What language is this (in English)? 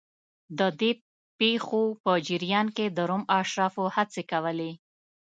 Pashto